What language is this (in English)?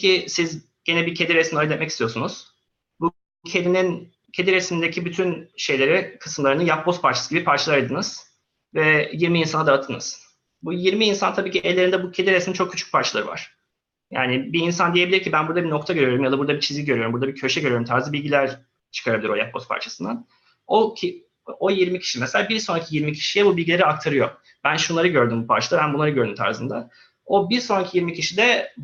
Turkish